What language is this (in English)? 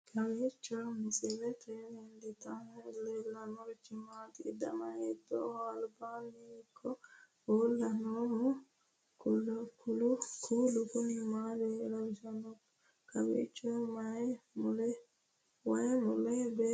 Sidamo